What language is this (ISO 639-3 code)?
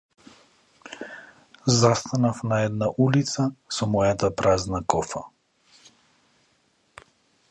mkd